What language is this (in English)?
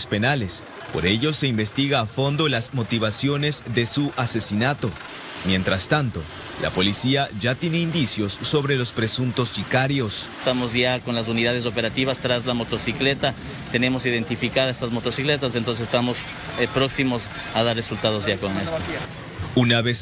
Spanish